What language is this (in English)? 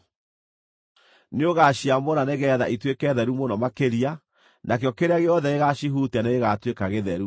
Kikuyu